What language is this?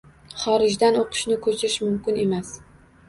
Uzbek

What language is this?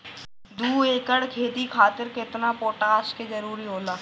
Bhojpuri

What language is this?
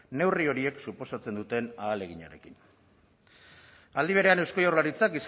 Basque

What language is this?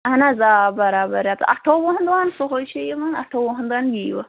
Kashmiri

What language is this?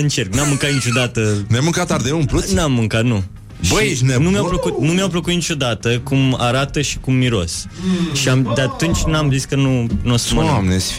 Romanian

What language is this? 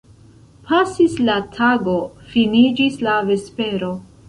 Esperanto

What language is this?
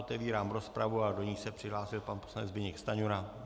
Czech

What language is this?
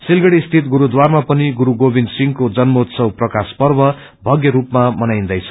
Nepali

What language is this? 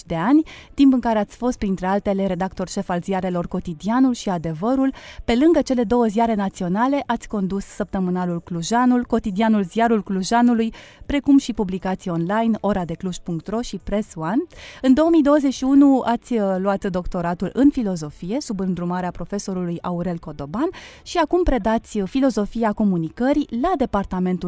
Romanian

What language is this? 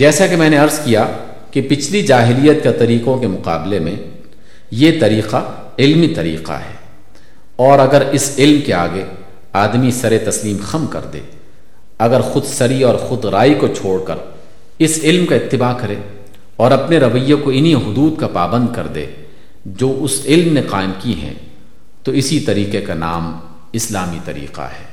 Urdu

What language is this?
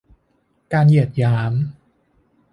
Thai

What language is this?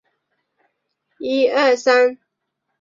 Chinese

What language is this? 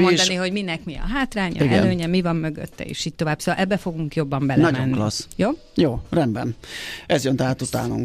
Hungarian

